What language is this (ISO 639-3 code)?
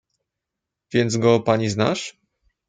pol